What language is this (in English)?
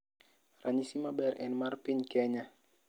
Luo (Kenya and Tanzania)